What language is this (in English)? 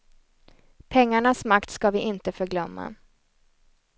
Swedish